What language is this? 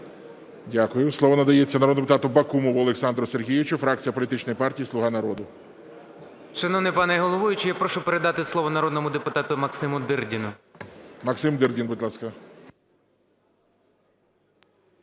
Ukrainian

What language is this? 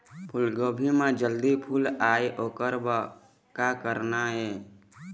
Chhattisgarhi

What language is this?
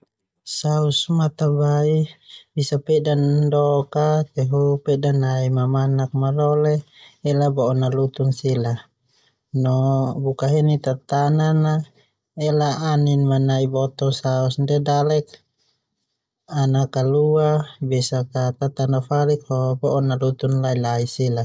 Termanu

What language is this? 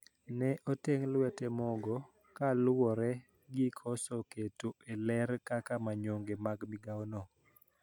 Luo (Kenya and Tanzania)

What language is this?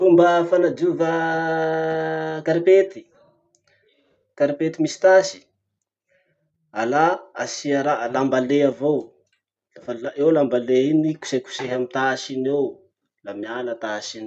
Masikoro Malagasy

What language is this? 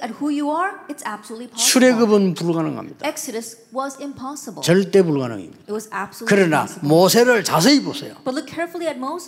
Korean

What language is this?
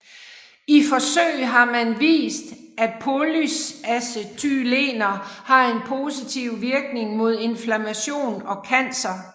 Danish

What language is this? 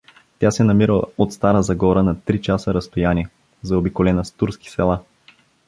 Bulgarian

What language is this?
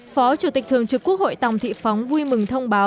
Vietnamese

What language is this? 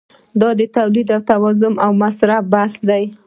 Pashto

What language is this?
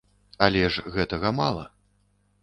Belarusian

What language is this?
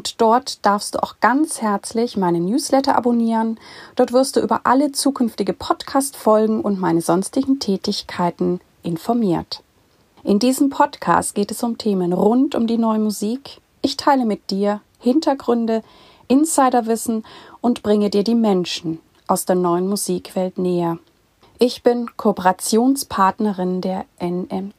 German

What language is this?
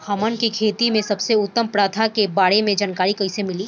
Bhojpuri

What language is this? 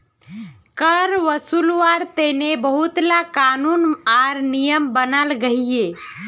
Magahi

